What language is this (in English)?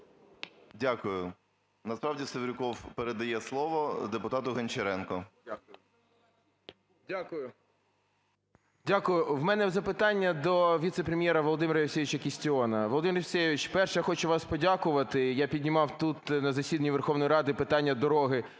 Ukrainian